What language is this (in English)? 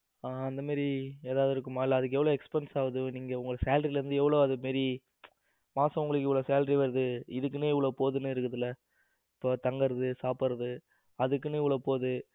Tamil